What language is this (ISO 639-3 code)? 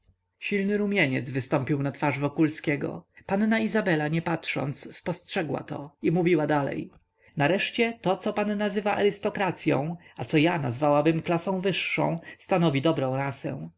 pol